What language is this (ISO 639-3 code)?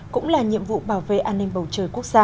vie